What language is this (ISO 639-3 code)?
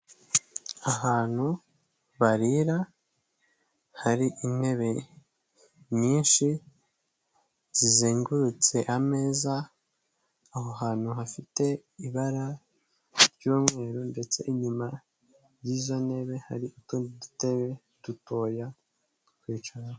kin